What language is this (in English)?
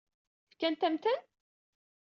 Kabyle